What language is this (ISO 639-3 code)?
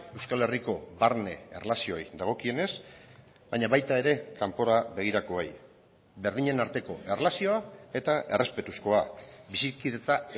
eus